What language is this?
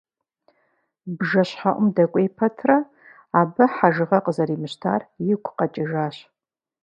Kabardian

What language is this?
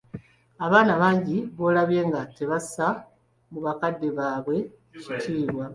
Ganda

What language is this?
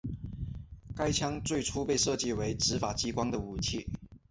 Chinese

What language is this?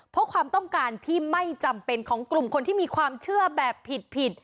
Thai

